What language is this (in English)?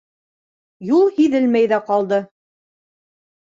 Bashkir